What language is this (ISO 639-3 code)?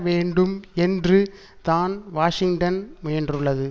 tam